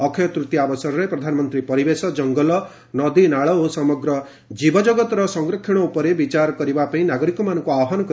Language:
Odia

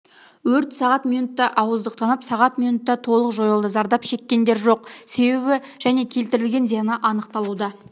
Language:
Kazakh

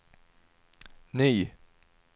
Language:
Swedish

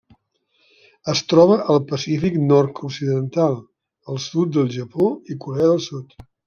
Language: Catalan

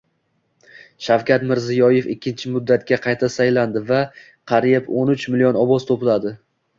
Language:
Uzbek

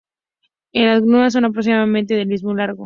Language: Spanish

